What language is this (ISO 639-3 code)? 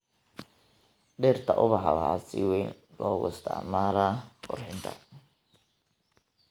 som